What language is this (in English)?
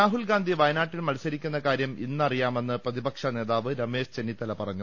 Malayalam